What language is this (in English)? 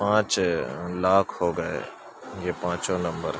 Urdu